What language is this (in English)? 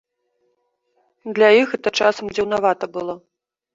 Belarusian